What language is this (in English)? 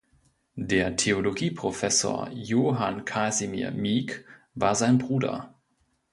German